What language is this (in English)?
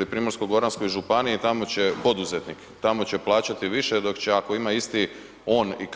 Croatian